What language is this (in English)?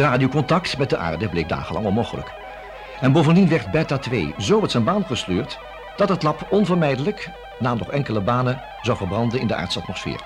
Dutch